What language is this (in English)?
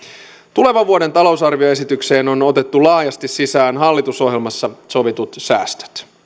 Finnish